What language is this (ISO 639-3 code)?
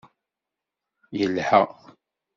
kab